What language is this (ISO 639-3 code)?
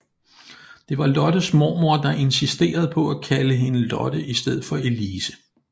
dan